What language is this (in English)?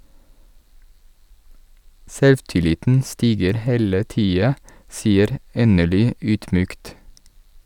Norwegian